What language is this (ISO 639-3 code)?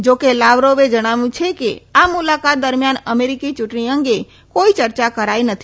guj